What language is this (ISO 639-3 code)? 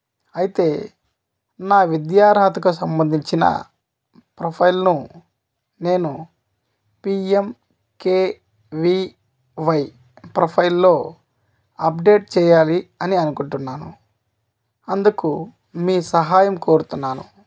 tel